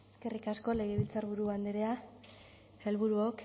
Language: Basque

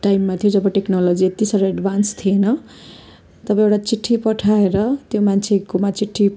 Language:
Nepali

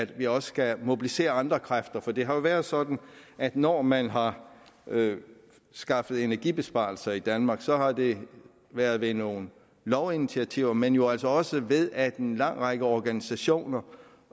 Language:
Danish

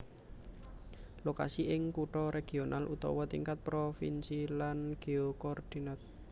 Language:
Javanese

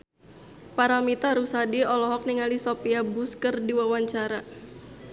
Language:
Sundanese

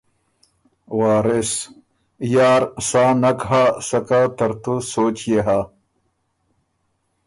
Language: Ormuri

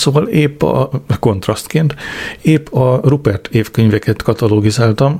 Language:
Hungarian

